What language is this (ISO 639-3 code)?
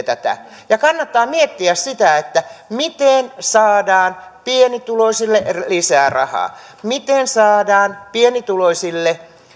fin